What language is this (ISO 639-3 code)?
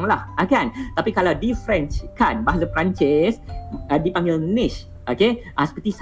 msa